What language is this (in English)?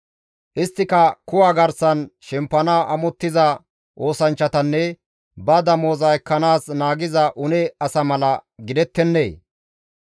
Gamo